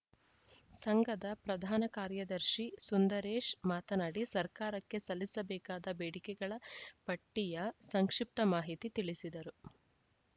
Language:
Kannada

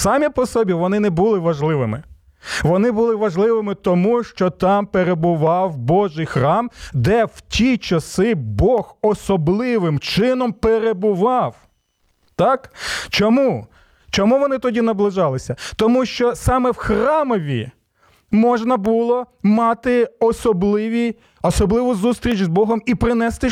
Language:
Ukrainian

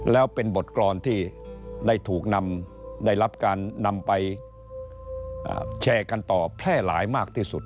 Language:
Thai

